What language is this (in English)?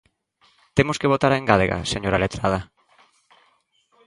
Galician